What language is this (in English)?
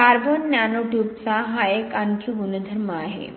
Marathi